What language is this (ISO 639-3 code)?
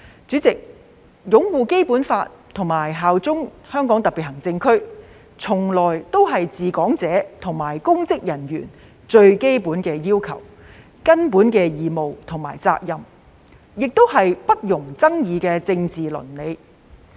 yue